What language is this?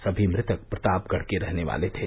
Hindi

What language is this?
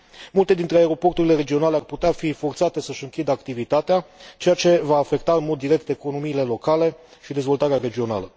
Romanian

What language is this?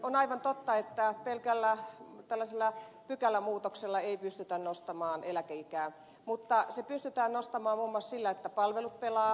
Finnish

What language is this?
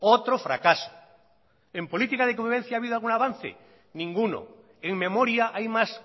Spanish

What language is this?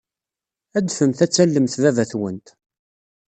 Kabyle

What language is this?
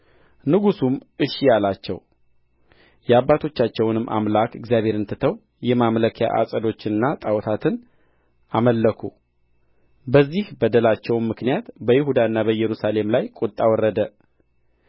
Amharic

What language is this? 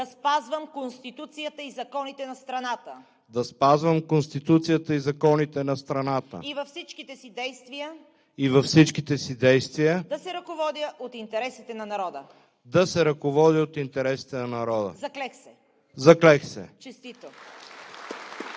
Bulgarian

